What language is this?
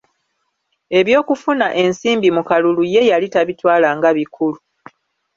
Ganda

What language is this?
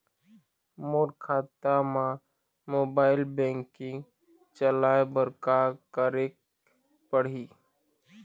Chhattisgarhi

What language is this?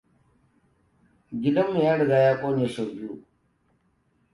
Hausa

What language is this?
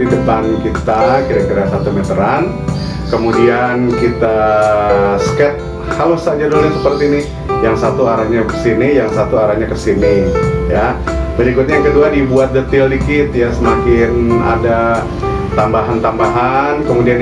Indonesian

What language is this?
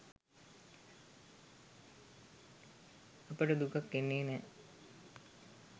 Sinhala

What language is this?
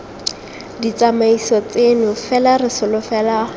Tswana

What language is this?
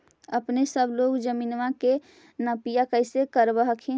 Magahi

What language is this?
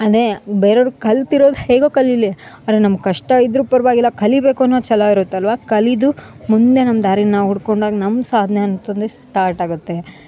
Kannada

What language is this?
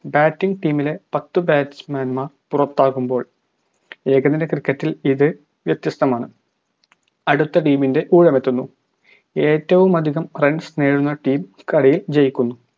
Malayalam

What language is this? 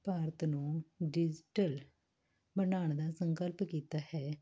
Punjabi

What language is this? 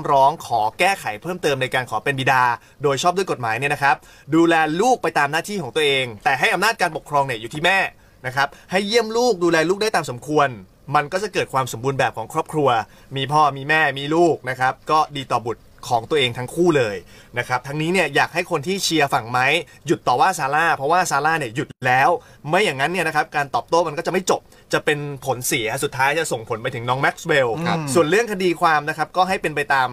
Thai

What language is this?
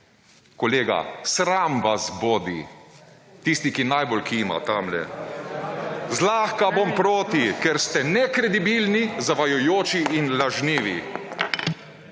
Slovenian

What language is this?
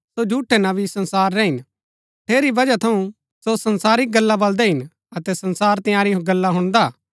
Gaddi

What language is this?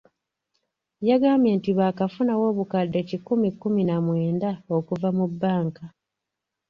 Ganda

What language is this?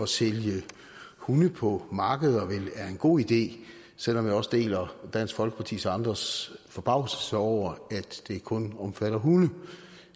Danish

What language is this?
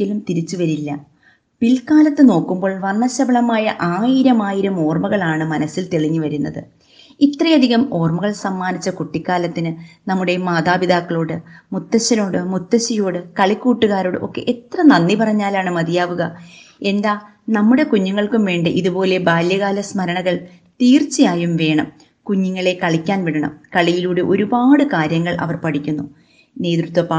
Malayalam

